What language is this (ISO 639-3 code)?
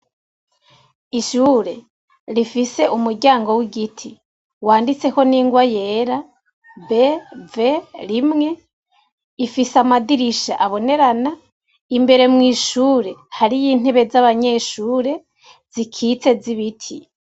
run